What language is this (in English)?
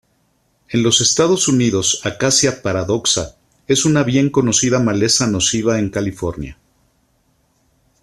Spanish